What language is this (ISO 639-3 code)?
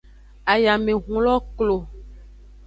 ajg